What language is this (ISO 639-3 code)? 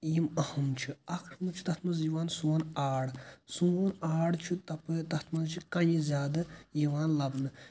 kas